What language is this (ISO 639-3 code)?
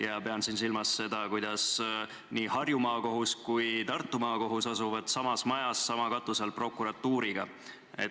est